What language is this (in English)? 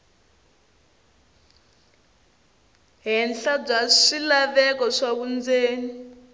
Tsonga